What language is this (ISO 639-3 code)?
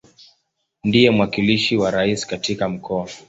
swa